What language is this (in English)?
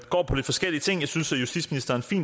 Danish